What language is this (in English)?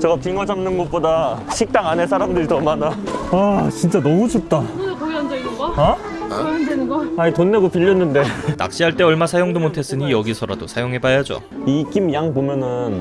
Korean